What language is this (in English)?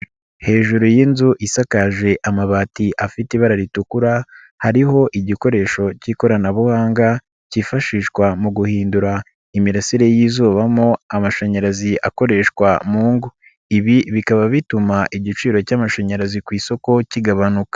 Kinyarwanda